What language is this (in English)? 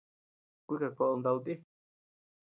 Tepeuxila Cuicatec